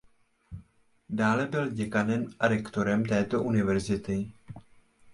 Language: Czech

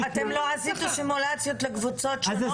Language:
Hebrew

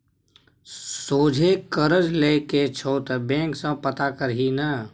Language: Maithili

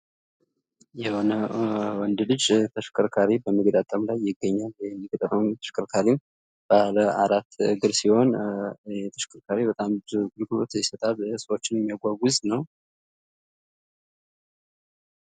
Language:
Amharic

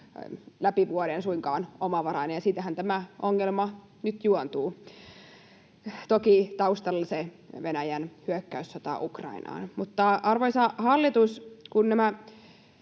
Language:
Finnish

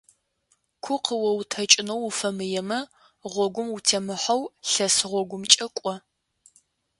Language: Adyghe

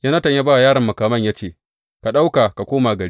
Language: Hausa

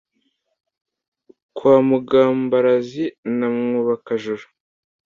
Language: Kinyarwanda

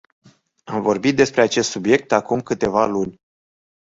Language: Romanian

